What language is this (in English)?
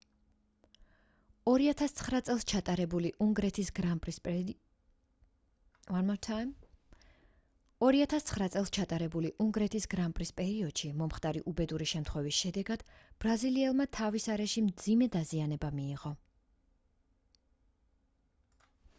Georgian